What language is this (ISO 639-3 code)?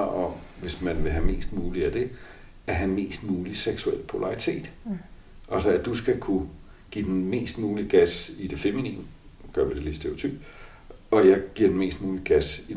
dan